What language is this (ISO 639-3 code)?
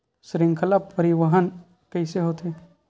hne